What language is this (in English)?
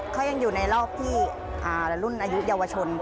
Thai